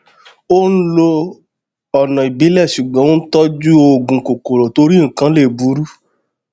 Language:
Yoruba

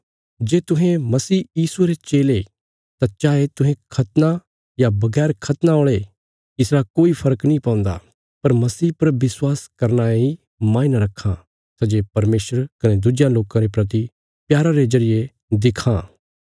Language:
Bilaspuri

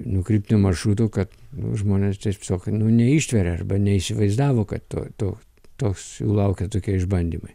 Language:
Lithuanian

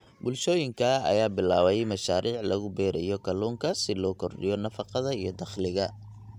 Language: Somali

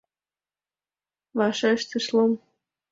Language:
Mari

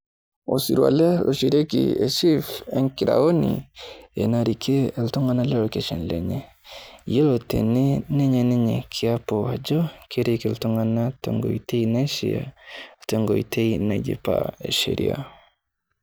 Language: Masai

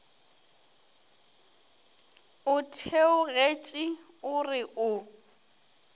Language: Northern Sotho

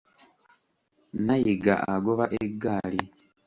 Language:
Ganda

